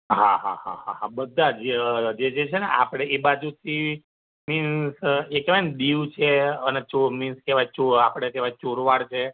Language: Gujarati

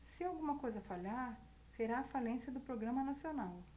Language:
Portuguese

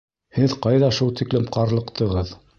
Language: Bashkir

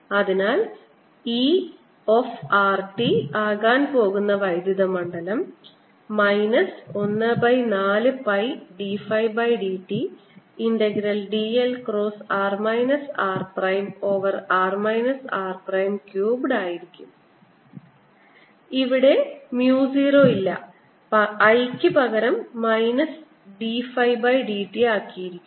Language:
Malayalam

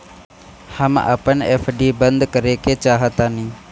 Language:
Bhojpuri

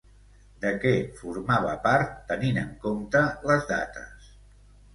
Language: Catalan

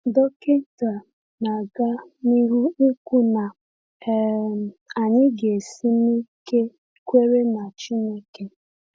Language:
Igbo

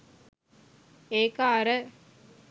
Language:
Sinhala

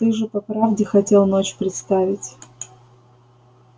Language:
Russian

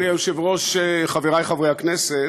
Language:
Hebrew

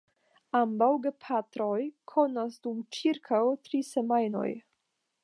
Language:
Esperanto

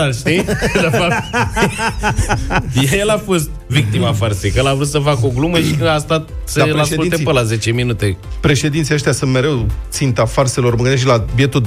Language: Romanian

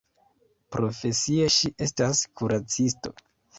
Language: Esperanto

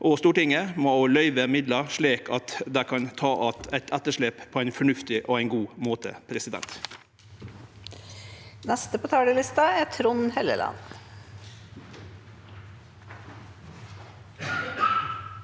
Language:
Norwegian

